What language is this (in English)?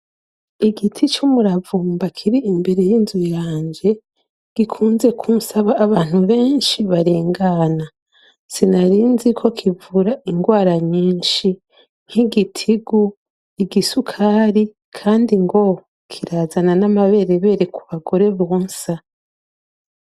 Rundi